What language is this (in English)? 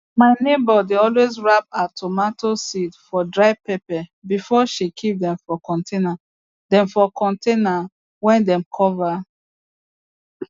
Nigerian Pidgin